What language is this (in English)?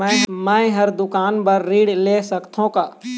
Chhattisgarhi